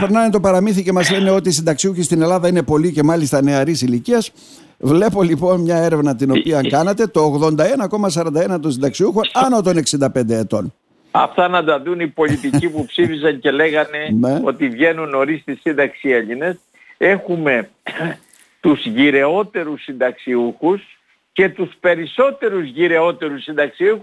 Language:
Greek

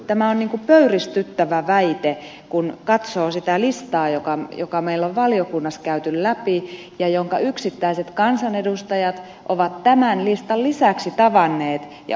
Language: Finnish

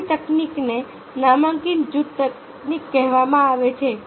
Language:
Gujarati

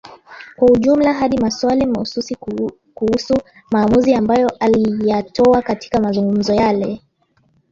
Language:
Swahili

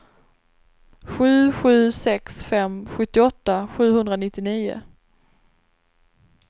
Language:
Swedish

